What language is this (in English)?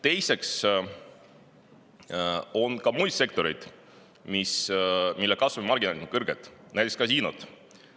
Estonian